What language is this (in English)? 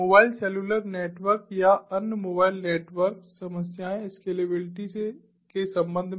Hindi